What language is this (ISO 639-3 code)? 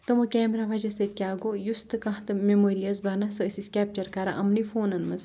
kas